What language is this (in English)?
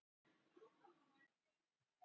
Icelandic